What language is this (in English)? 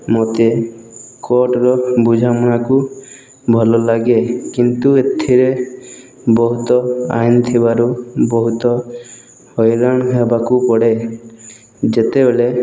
Odia